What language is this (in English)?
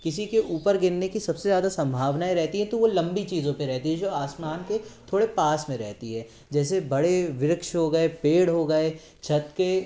Hindi